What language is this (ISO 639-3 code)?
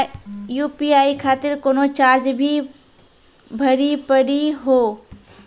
mai